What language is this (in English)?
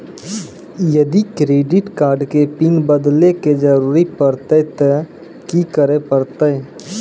Maithili